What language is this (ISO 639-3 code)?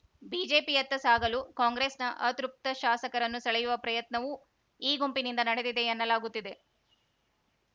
kan